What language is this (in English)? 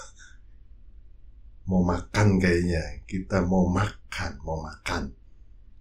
Indonesian